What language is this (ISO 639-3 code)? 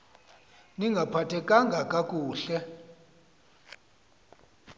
xho